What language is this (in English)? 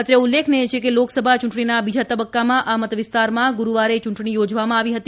Gujarati